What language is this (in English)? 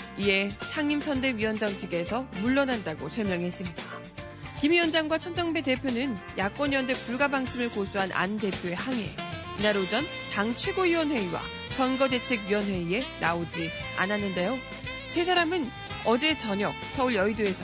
Korean